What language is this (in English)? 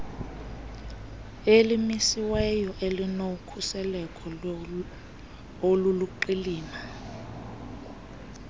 Xhosa